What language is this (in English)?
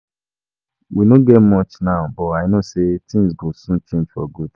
Nigerian Pidgin